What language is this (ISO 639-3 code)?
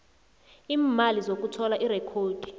nbl